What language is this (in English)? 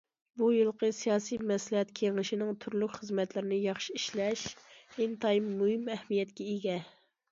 Uyghur